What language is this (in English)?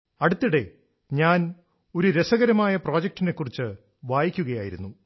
Malayalam